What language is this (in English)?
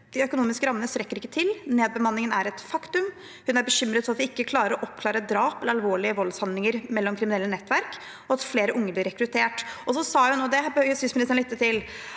Norwegian